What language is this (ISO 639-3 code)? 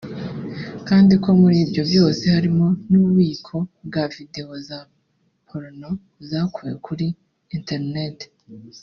kin